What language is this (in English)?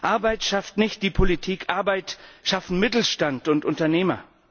German